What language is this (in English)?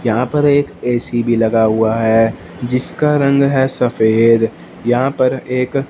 Hindi